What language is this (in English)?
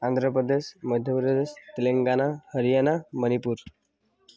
Odia